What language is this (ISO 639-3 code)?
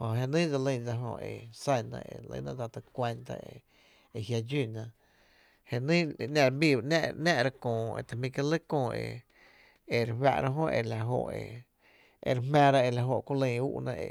cte